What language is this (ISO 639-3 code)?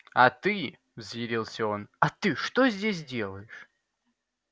rus